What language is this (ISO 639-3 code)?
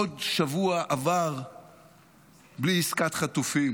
heb